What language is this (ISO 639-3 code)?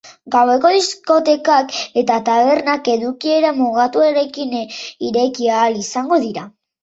eus